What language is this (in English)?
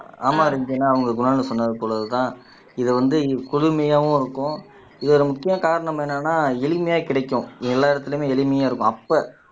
Tamil